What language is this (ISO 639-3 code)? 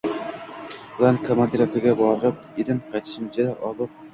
uzb